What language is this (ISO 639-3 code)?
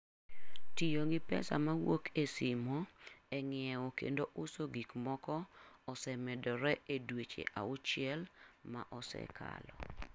luo